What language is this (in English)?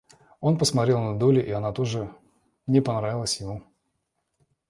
Russian